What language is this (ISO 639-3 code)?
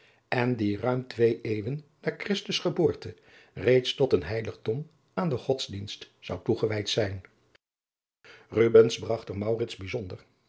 nld